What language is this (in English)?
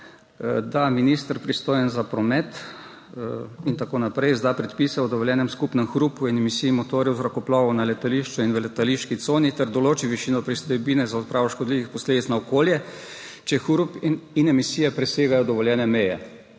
Slovenian